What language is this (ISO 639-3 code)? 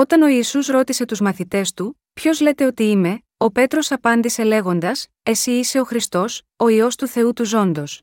ell